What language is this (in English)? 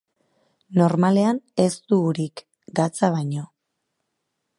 Basque